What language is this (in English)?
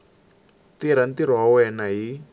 Tsonga